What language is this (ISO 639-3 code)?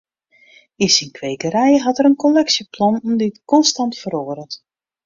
fry